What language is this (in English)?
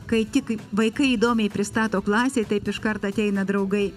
Lithuanian